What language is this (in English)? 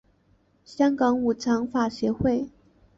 Chinese